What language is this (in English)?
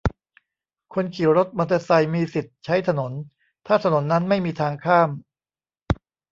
Thai